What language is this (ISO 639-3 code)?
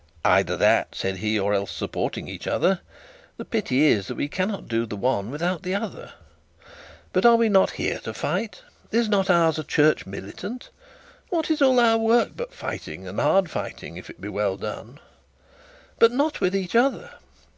eng